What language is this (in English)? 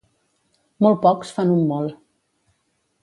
Catalan